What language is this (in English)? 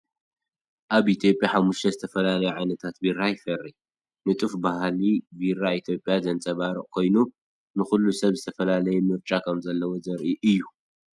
Tigrinya